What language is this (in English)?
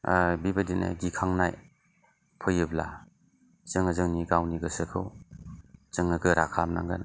Bodo